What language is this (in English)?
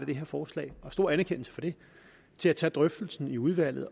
Danish